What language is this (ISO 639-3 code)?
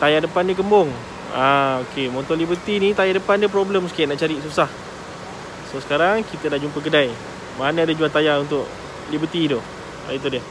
msa